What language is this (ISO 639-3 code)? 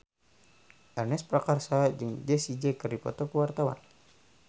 sun